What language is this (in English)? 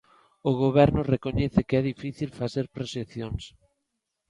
Galician